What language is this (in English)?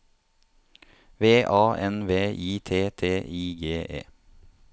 Norwegian